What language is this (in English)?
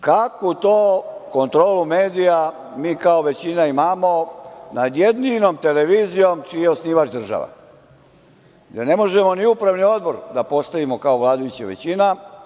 Serbian